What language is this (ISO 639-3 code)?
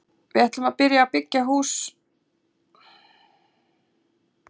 isl